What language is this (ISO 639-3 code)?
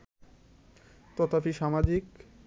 ben